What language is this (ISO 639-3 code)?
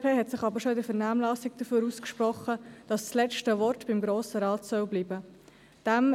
gsw